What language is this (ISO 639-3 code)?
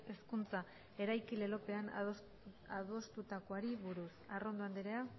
eus